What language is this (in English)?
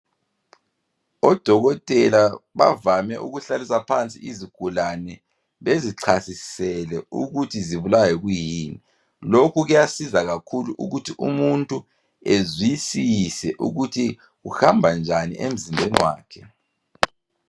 North Ndebele